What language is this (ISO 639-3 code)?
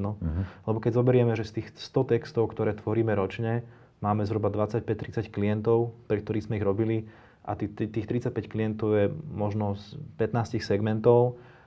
slk